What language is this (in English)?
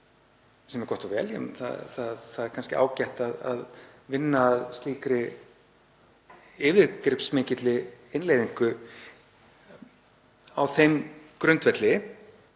Icelandic